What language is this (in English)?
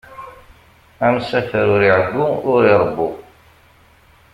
Kabyle